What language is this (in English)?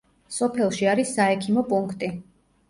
Georgian